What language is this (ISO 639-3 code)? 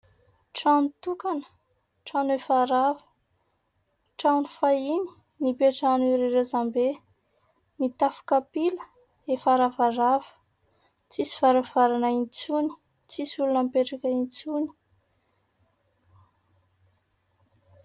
mlg